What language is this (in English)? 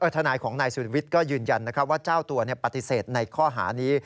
Thai